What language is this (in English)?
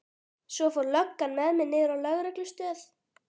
Icelandic